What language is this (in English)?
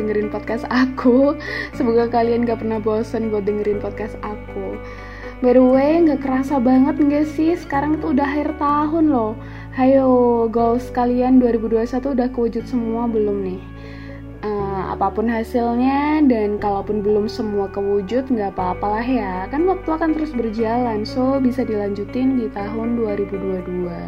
Indonesian